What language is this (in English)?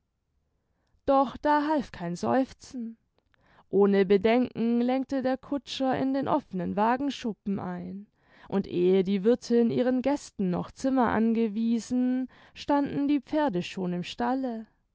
German